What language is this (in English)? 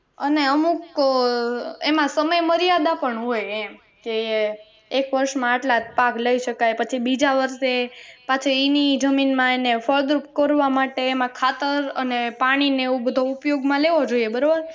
Gujarati